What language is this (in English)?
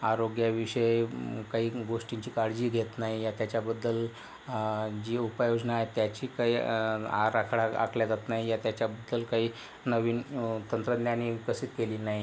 Marathi